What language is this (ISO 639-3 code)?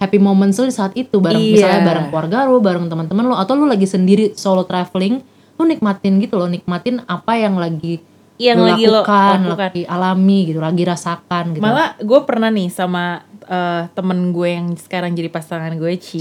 ind